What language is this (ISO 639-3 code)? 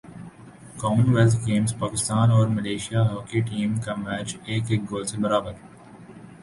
urd